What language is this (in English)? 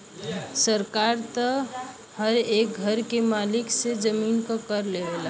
Bhojpuri